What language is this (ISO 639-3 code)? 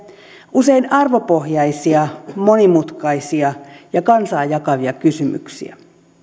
fin